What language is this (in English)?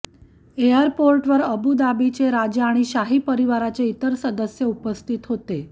Marathi